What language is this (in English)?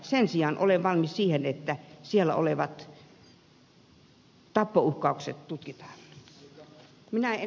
Finnish